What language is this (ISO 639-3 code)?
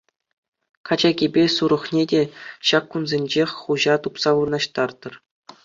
chv